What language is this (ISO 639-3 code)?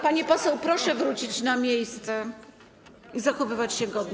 pol